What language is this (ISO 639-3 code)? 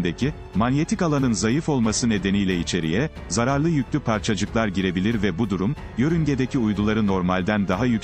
tur